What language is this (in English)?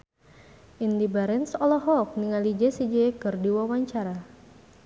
Sundanese